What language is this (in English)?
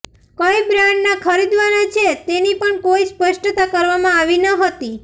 Gujarati